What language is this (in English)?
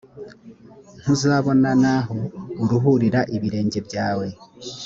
Kinyarwanda